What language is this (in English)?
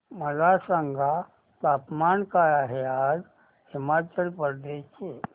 Marathi